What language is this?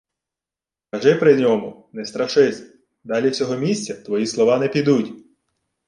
Ukrainian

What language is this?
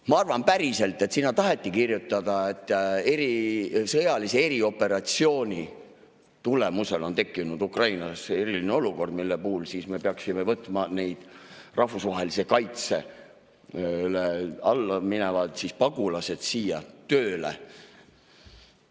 Estonian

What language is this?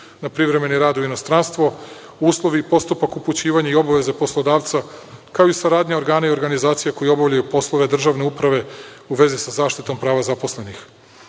Serbian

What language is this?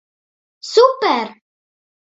Latvian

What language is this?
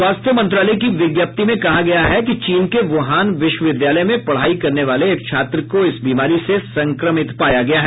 Hindi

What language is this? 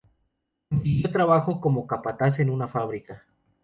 Spanish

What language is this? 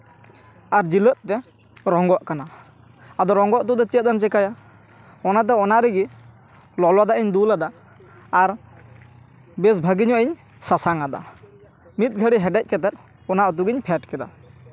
Santali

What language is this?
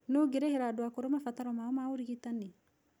Kikuyu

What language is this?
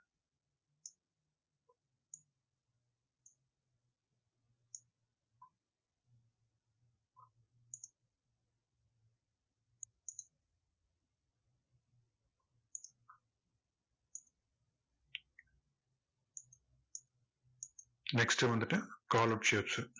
Tamil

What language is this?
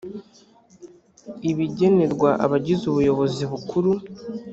Kinyarwanda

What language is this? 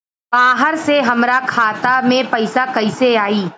Bhojpuri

